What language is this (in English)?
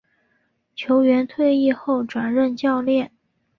Chinese